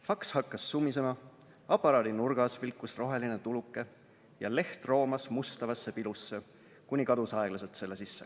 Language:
Estonian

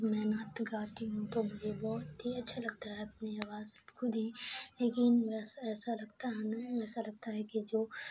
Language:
Urdu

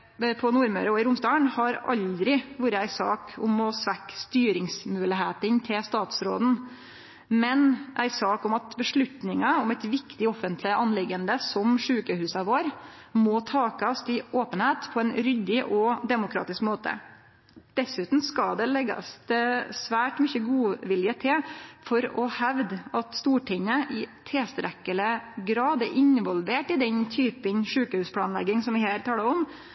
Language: Norwegian Nynorsk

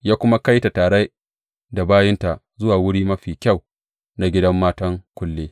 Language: Hausa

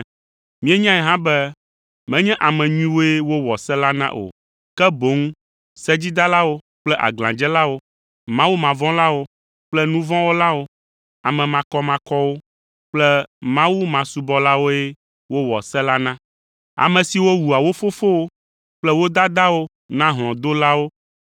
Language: Ewe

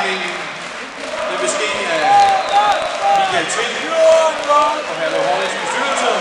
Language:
Danish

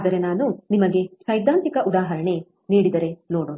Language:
Kannada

